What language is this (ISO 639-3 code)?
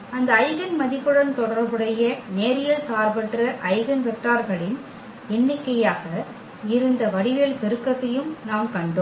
tam